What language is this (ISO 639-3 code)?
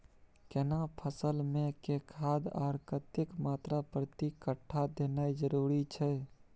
mai